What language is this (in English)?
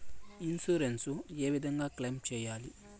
Telugu